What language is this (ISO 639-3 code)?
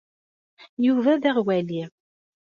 kab